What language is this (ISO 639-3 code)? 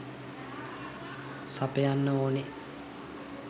sin